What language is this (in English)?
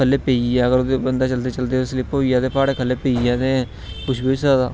Dogri